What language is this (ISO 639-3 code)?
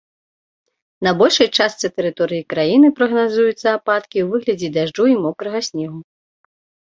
bel